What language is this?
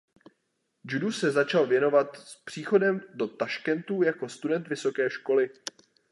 Czech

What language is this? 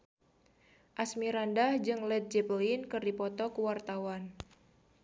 Sundanese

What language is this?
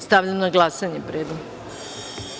Serbian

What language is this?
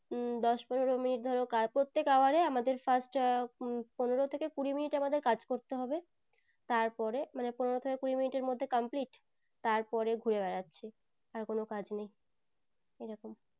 Bangla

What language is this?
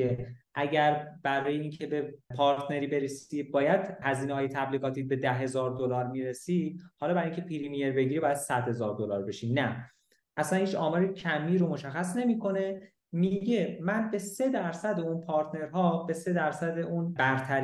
Persian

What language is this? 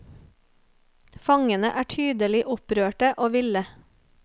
Norwegian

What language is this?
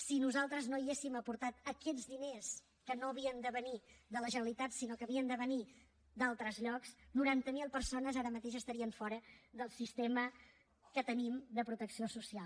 Catalan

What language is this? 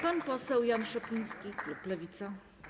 Polish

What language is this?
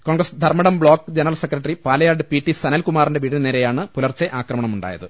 Malayalam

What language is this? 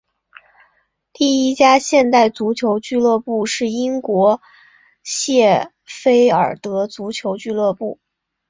Chinese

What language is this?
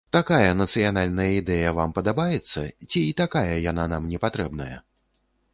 Belarusian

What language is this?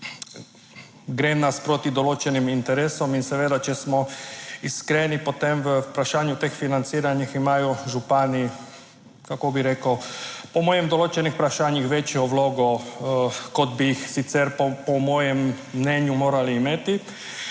Slovenian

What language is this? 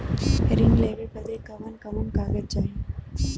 Bhojpuri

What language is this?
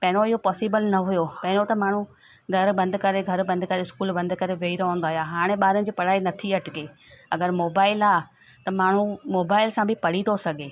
Sindhi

